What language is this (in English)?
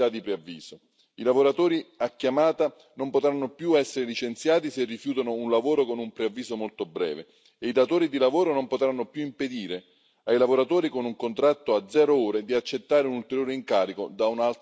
Italian